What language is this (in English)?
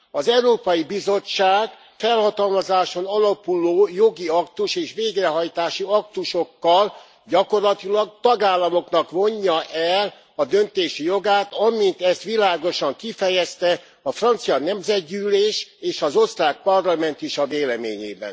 Hungarian